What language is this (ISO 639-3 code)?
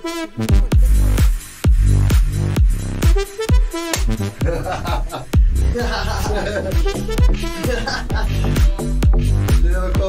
pol